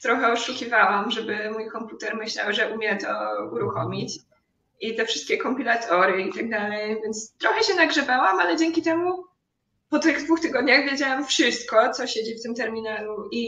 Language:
Polish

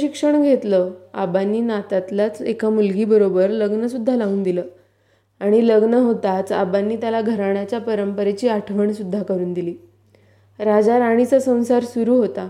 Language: Marathi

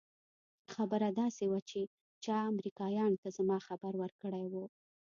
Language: Pashto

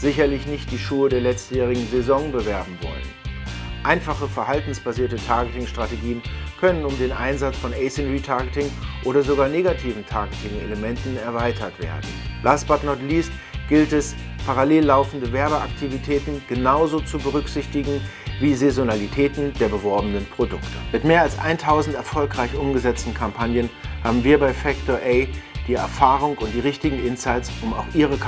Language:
German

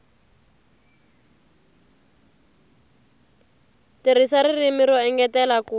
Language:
Tsonga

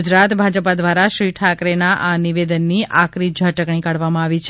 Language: Gujarati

